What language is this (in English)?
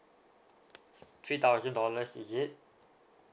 English